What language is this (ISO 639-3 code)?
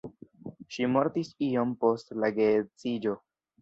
epo